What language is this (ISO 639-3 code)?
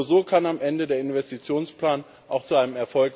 deu